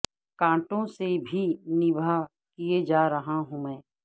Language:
Urdu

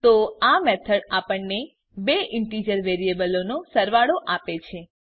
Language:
Gujarati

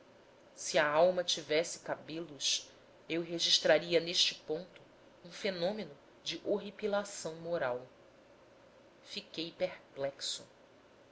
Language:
Portuguese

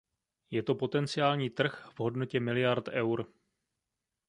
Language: Czech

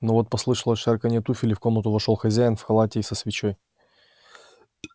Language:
Russian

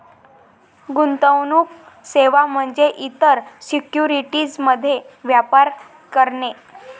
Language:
Marathi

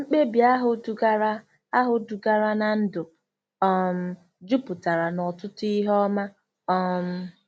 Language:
Igbo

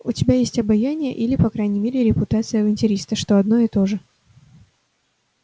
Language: Russian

